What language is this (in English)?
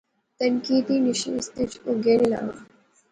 Pahari-Potwari